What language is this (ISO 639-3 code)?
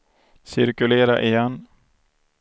swe